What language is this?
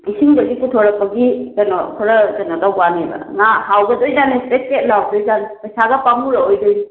Manipuri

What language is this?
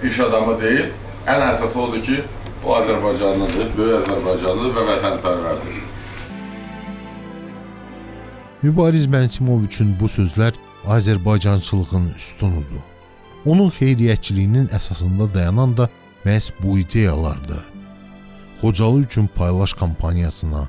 Turkish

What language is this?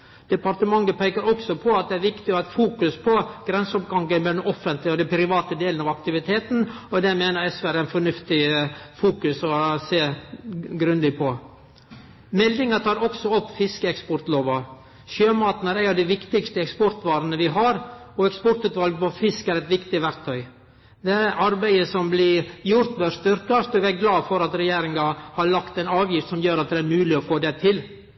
Norwegian Nynorsk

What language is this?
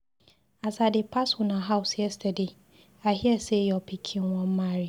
Nigerian Pidgin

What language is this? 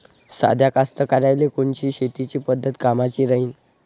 Marathi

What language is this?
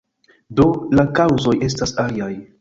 Esperanto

